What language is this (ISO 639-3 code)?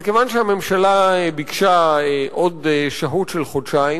heb